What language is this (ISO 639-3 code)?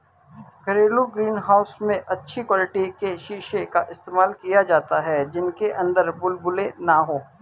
hin